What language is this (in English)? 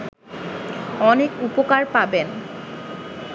Bangla